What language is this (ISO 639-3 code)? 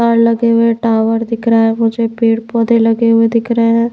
hin